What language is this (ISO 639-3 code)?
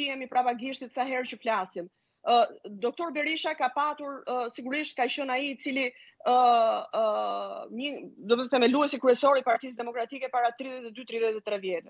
ron